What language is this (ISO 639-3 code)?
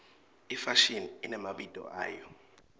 ssw